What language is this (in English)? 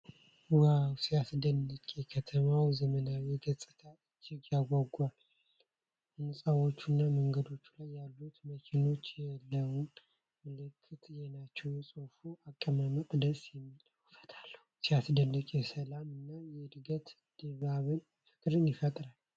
Amharic